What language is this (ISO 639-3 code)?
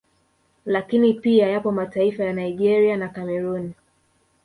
swa